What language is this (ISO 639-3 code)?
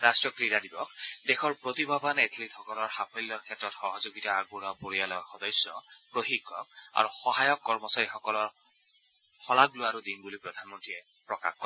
asm